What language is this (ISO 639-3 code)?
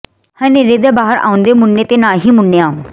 pan